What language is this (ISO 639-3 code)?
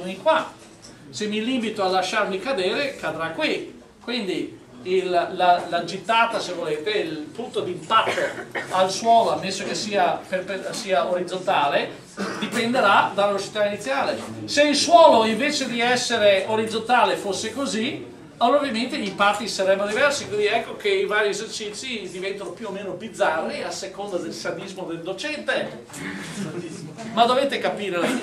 ita